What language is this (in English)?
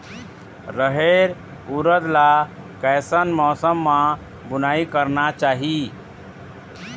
Chhattisgarhi